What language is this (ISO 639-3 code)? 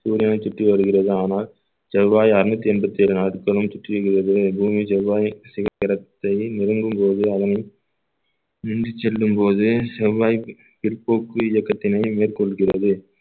tam